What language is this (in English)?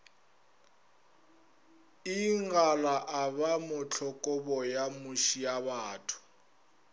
Northern Sotho